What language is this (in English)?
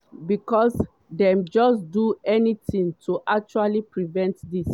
Nigerian Pidgin